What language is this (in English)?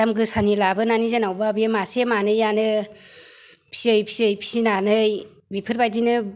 Bodo